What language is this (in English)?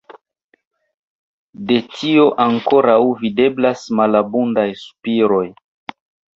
Esperanto